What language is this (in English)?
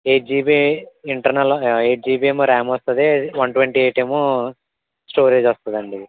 Telugu